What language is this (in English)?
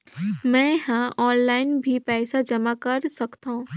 Chhattisgarhi